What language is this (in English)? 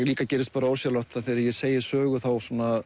Icelandic